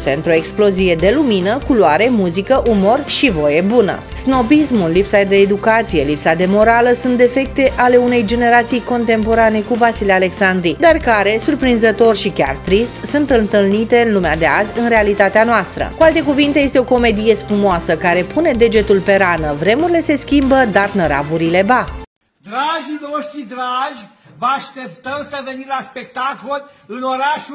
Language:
Romanian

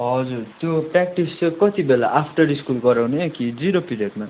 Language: Nepali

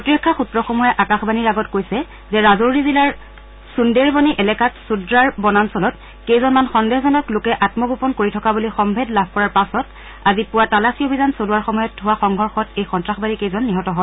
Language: Assamese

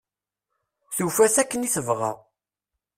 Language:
Kabyle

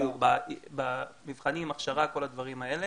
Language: Hebrew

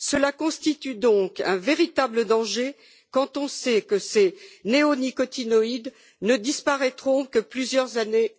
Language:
French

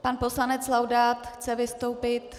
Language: Czech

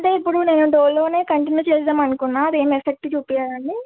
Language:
Telugu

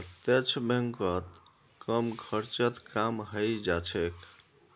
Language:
Magahi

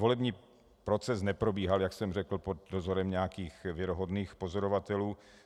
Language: Czech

